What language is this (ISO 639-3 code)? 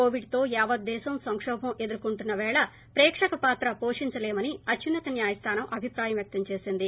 tel